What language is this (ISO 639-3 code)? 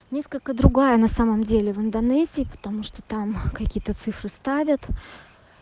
rus